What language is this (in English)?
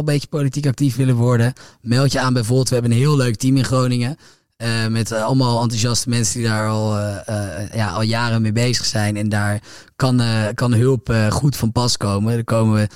Dutch